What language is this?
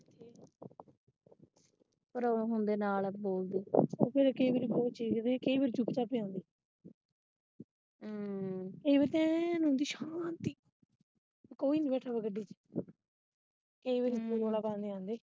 Punjabi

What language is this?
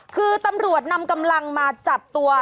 Thai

